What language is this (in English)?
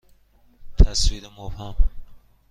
Persian